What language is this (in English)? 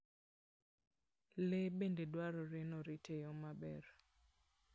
Luo (Kenya and Tanzania)